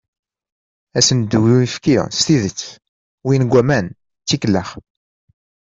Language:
Kabyle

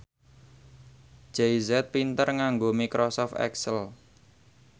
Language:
Javanese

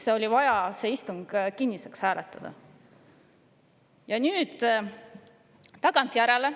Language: Estonian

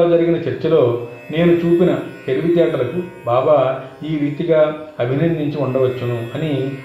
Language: Telugu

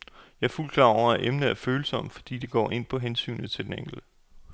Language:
Danish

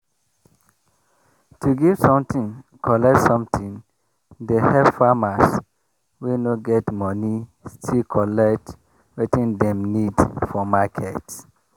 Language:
Nigerian Pidgin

